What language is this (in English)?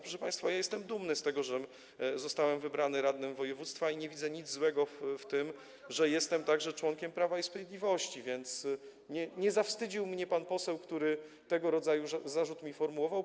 Polish